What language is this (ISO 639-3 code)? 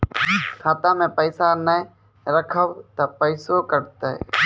mai